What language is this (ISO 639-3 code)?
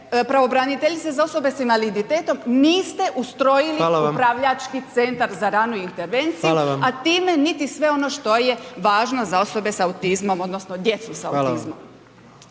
hrv